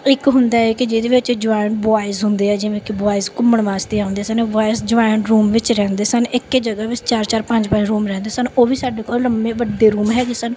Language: Punjabi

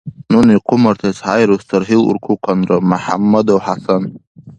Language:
Dargwa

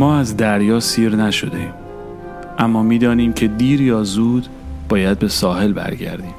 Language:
Persian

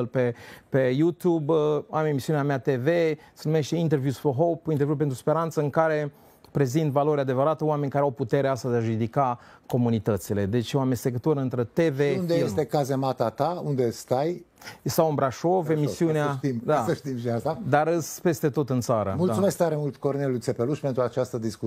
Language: Romanian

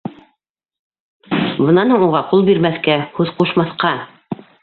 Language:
Bashkir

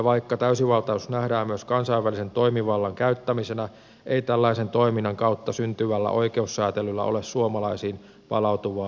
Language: Finnish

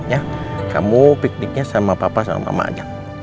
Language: Indonesian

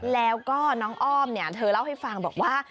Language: Thai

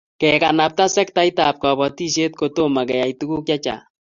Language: Kalenjin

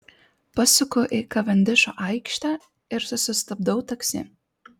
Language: Lithuanian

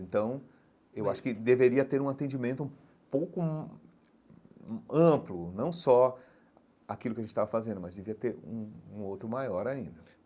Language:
Portuguese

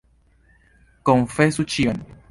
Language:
Esperanto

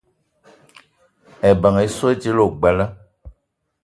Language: Eton (Cameroon)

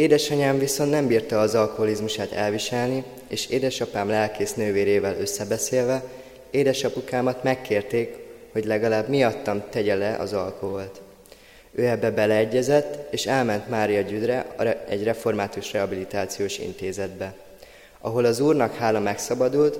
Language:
Hungarian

